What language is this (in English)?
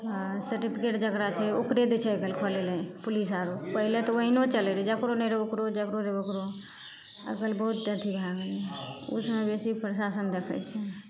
Maithili